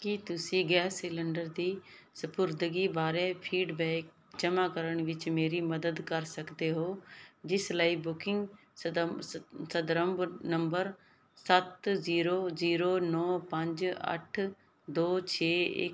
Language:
Punjabi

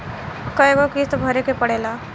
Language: Bhojpuri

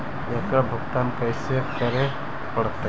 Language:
Magahi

